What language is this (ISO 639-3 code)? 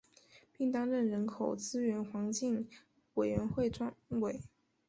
zho